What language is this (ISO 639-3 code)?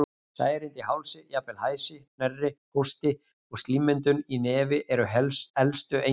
isl